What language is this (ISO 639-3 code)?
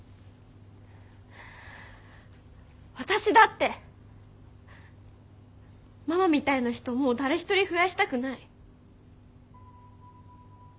jpn